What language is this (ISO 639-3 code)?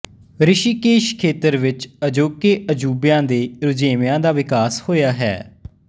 pan